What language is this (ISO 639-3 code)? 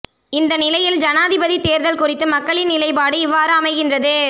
tam